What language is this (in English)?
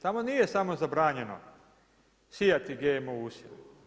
Croatian